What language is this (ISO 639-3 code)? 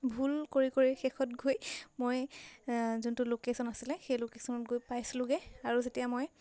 asm